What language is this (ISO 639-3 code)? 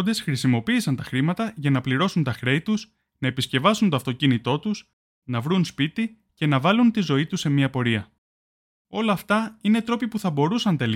ell